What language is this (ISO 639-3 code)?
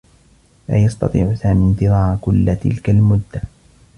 ara